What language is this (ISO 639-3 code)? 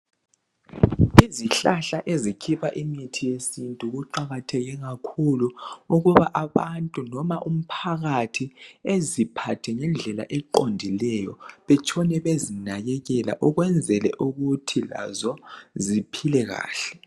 nde